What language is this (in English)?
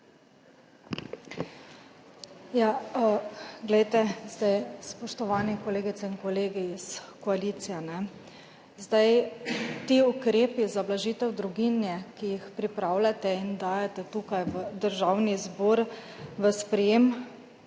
Slovenian